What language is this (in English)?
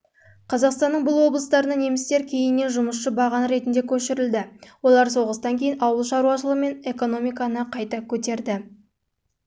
Kazakh